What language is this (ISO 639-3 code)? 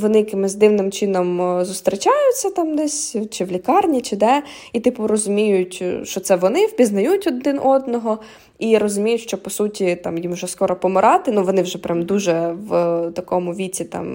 ukr